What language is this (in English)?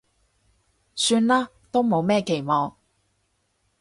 Cantonese